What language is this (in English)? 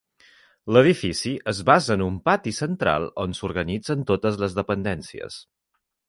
Catalan